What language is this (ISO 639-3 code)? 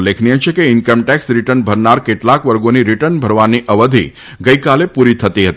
guj